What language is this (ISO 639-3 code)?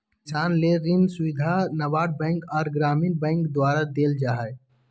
mag